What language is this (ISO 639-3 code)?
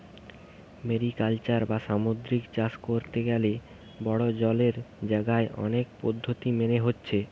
ben